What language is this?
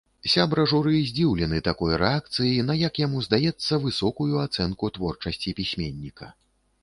Belarusian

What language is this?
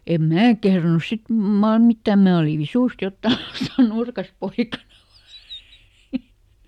Finnish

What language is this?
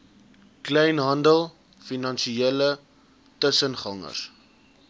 Afrikaans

